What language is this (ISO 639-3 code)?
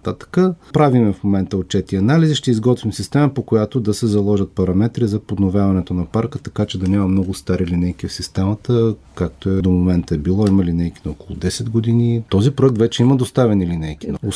bul